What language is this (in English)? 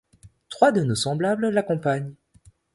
French